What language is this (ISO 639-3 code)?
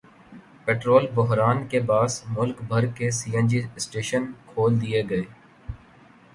urd